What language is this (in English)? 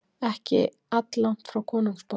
Icelandic